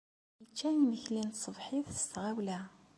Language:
Kabyle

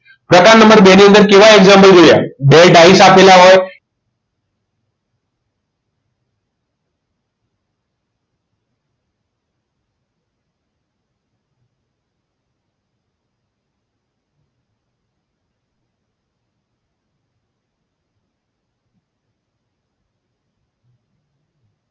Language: Gujarati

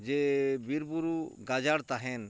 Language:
Santali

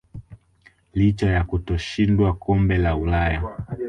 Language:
Swahili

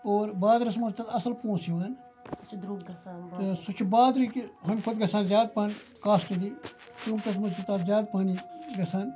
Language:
Kashmiri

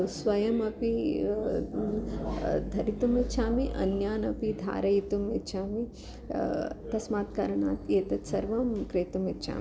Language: Sanskrit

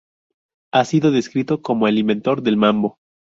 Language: Spanish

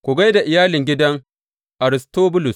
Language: Hausa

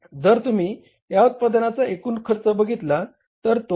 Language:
Marathi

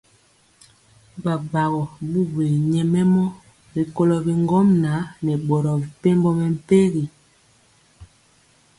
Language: Mpiemo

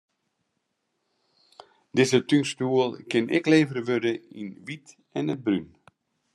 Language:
Western Frisian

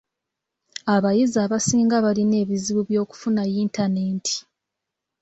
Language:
Ganda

